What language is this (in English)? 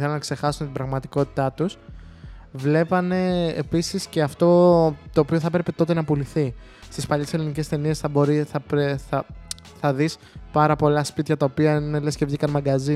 Greek